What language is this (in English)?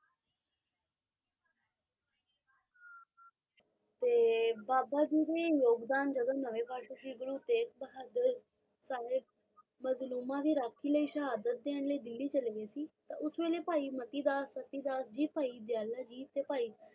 Punjabi